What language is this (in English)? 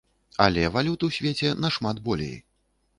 Belarusian